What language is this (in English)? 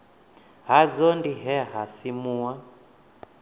Venda